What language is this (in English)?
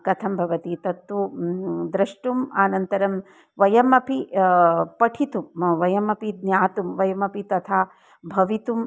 Sanskrit